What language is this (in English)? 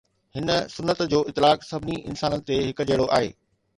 Sindhi